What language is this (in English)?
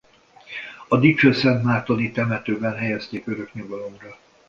Hungarian